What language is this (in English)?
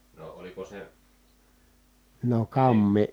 Finnish